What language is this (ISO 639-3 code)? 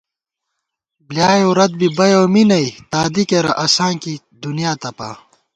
gwt